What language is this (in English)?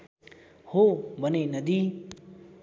Nepali